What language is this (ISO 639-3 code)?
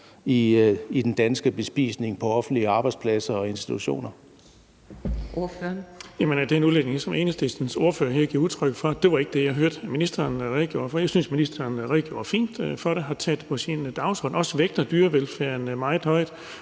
dan